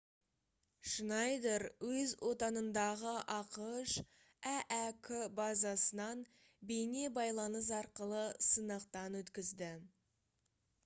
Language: Kazakh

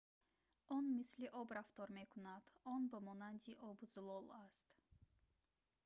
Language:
Tajik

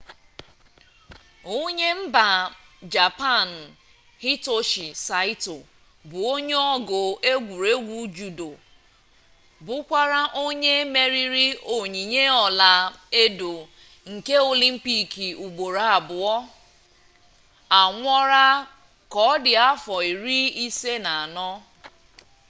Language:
Igbo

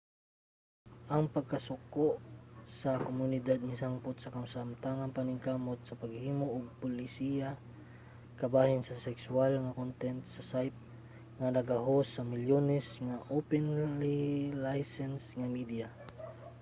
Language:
Cebuano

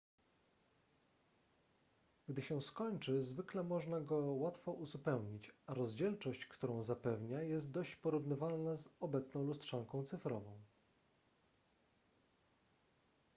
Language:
Polish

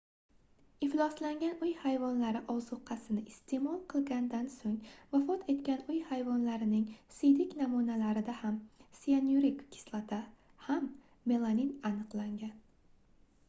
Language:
Uzbek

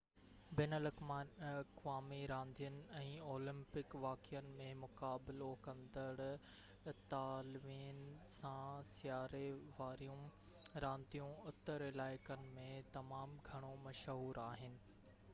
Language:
Sindhi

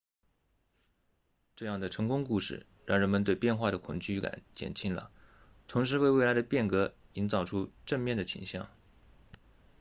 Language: Chinese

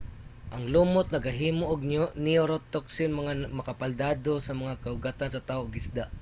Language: Cebuano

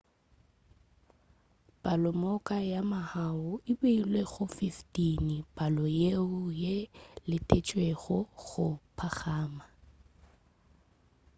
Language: Northern Sotho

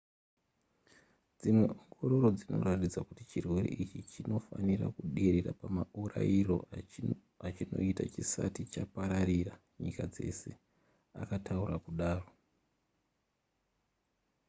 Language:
Shona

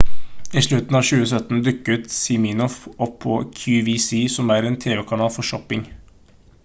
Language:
Norwegian Bokmål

